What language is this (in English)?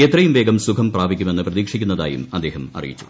Malayalam